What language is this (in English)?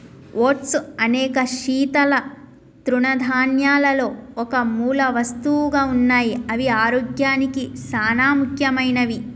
Telugu